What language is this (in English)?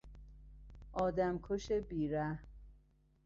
Persian